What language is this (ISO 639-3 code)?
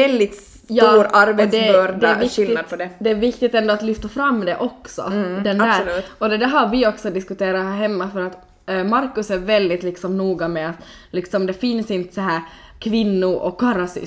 swe